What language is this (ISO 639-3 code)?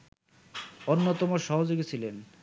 ben